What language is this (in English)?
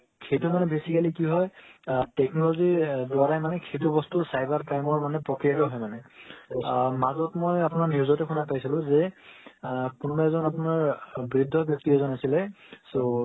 Assamese